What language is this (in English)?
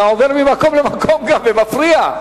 Hebrew